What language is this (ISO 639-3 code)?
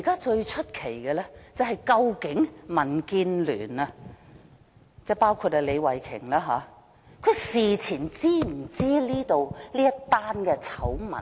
yue